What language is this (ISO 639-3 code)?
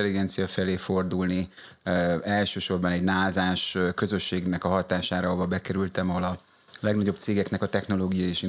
hun